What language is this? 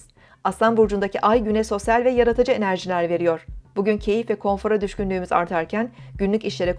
Turkish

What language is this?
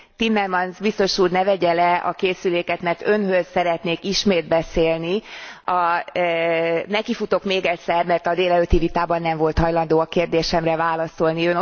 Hungarian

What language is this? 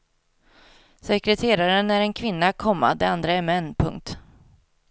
Swedish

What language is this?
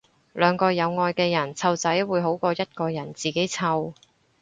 Cantonese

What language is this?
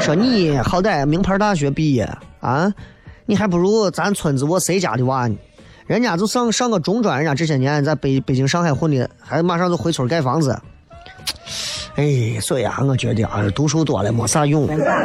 Chinese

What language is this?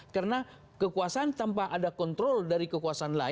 Indonesian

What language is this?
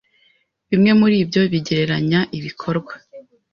Kinyarwanda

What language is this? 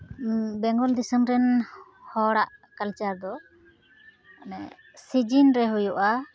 Santali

